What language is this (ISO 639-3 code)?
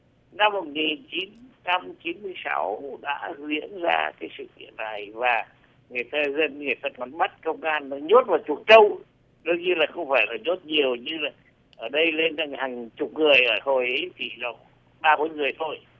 vie